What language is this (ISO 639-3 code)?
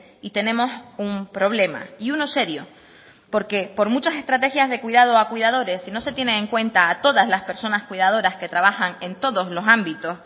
spa